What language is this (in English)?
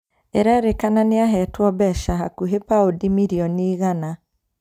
Kikuyu